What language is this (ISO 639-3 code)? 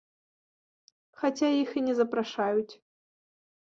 bel